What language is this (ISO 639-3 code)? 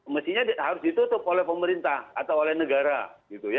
ind